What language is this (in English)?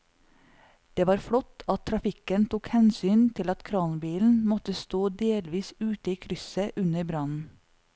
Norwegian